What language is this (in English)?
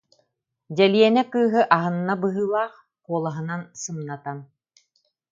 Yakut